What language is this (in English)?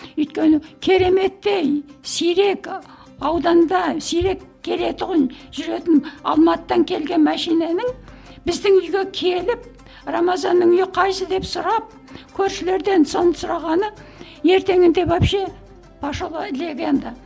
Kazakh